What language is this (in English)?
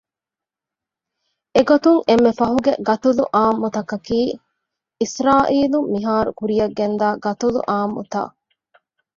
Divehi